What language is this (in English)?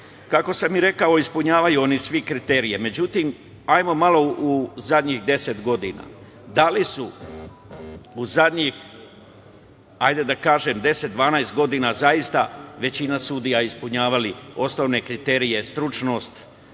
Serbian